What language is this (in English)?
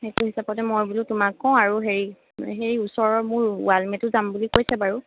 Assamese